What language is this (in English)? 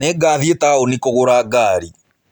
Kikuyu